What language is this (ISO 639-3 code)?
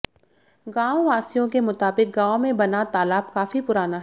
hin